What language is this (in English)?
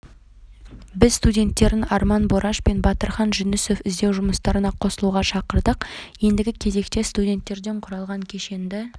Kazakh